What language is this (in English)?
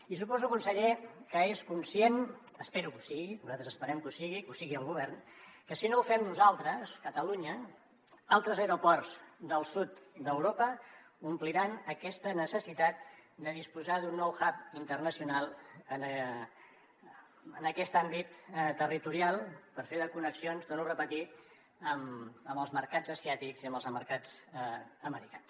Catalan